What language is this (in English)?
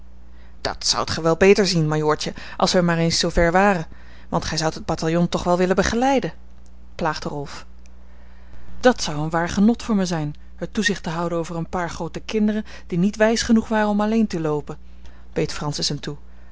Dutch